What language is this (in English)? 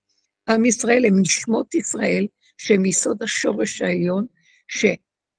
Hebrew